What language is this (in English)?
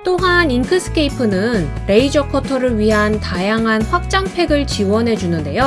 Korean